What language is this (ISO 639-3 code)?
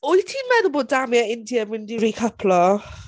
cym